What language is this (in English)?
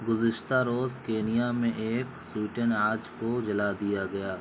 Urdu